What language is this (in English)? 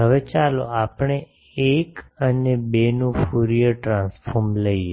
Gujarati